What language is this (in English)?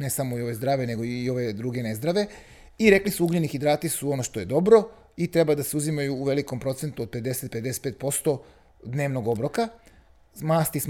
Croatian